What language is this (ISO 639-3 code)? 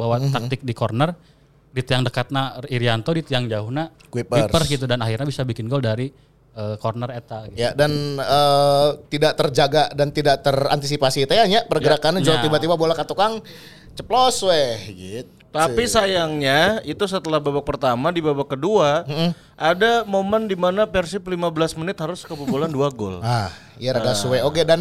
ind